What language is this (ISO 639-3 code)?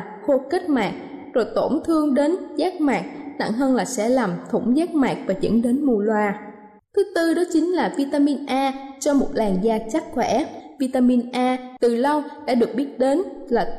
vie